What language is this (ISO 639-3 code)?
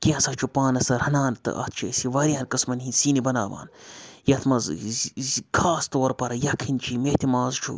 kas